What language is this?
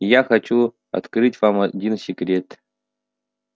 Russian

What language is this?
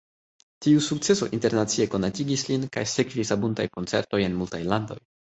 Esperanto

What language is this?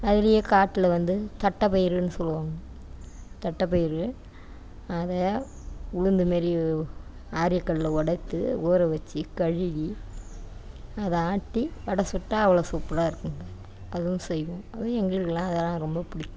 Tamil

